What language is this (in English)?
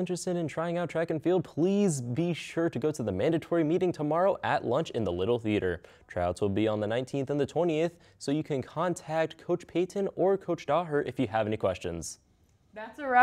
English